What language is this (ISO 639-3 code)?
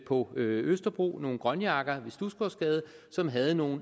dan